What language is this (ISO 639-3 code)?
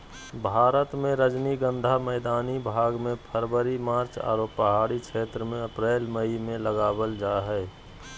mag